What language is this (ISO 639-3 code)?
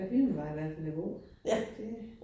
dan